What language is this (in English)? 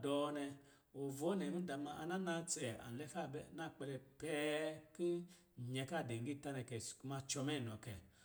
Lijili